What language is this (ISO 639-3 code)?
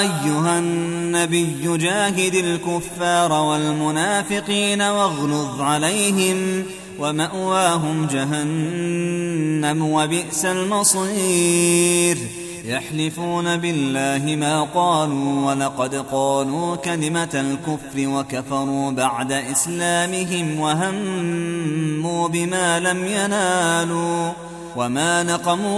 ara